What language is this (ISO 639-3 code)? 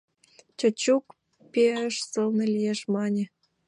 chm